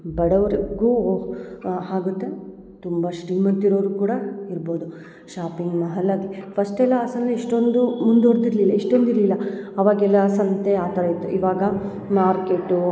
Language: Kannada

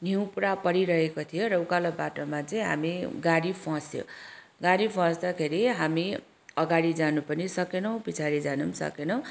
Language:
Nepali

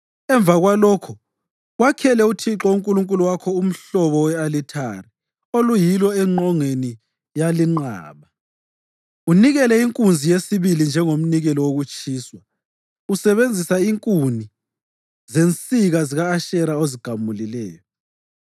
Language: North Ndebele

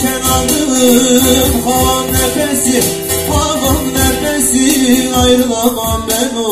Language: Arabic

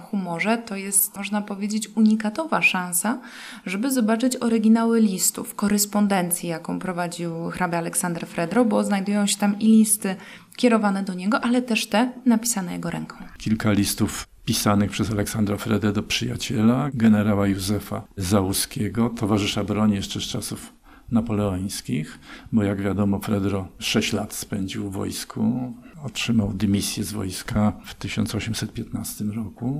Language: Polish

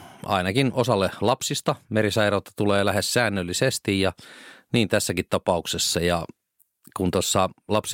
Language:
Finnish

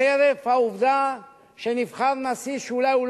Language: Hebrew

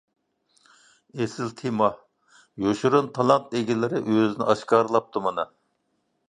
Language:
Uyghur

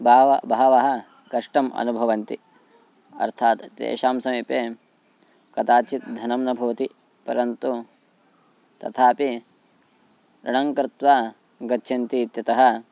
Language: Sanskrit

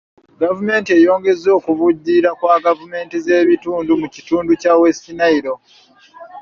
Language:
Ganda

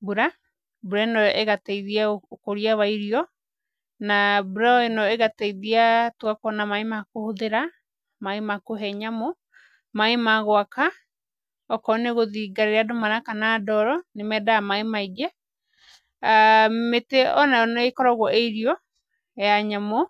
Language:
Kikuyu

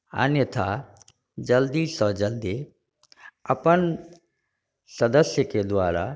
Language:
Maithili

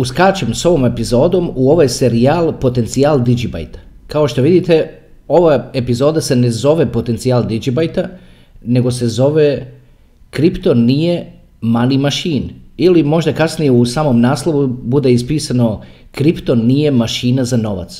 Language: Croatian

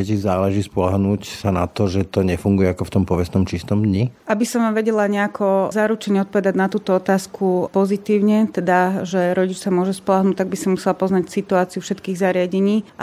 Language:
Slovak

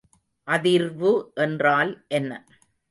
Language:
Tamil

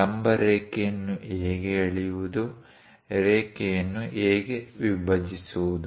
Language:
Kannada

